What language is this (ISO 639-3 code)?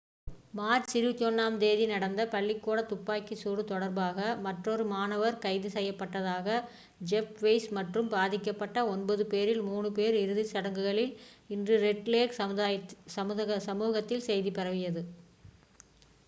tam